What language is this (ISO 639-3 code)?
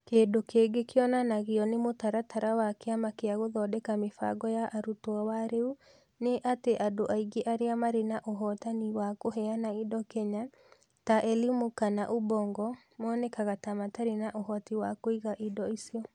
kik